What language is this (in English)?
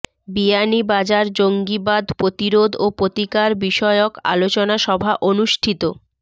Bangla